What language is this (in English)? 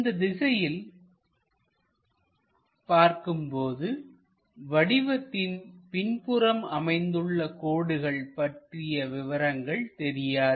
Tamil